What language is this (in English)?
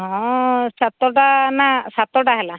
Odia